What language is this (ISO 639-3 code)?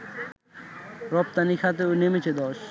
ben